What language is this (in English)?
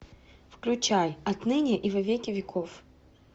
Russian